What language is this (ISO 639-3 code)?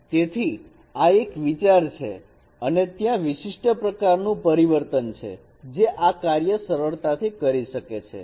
guj